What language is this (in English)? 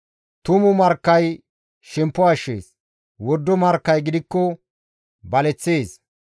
Gamo